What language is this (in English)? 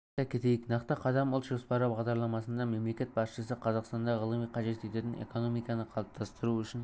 Kazakh